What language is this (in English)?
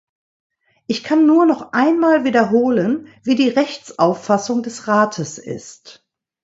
German